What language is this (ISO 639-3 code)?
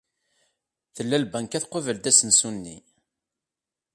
kab